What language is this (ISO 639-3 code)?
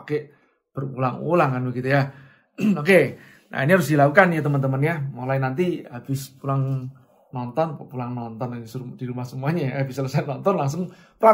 ind